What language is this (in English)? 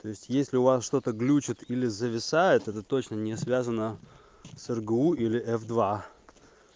Russian